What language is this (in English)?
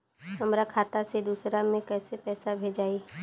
Bhojpuri